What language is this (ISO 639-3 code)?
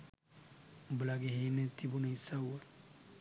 sin